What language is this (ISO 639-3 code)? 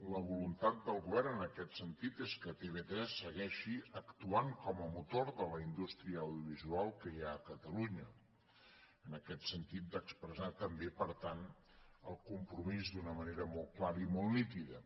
cat